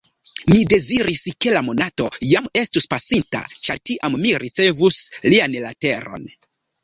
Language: Esperanto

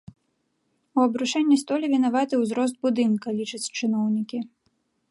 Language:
Belarusian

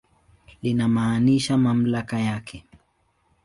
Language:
Swahili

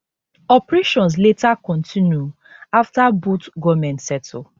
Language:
Nigerian Pidgin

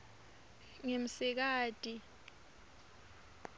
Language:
Swati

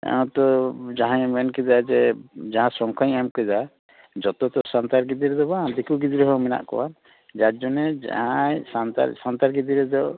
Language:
Santali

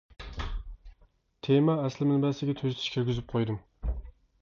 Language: Uyghur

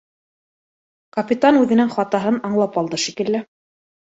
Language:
Bashkir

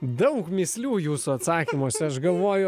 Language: Lithuanian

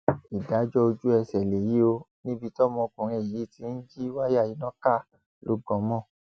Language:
Yoruba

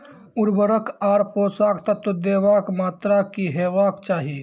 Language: Maithili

